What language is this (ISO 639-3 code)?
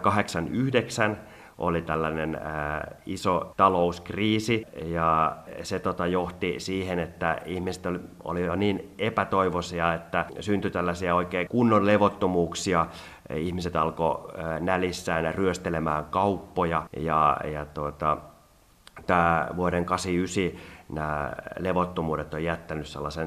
fin